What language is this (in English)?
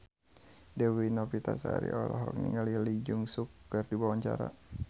Sundanese